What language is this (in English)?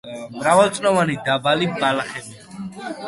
Georgian